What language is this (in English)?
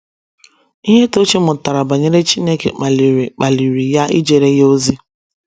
Igbo